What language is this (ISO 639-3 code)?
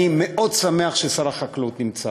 heb